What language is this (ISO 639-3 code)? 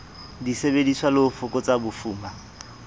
sot